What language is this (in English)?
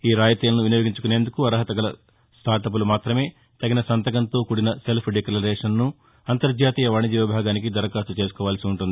Telugu